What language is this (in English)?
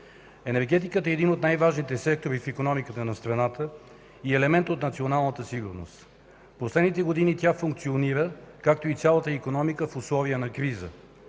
Bulgarian